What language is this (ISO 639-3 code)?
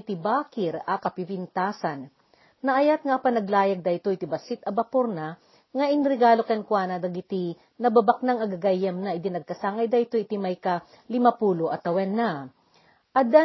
fil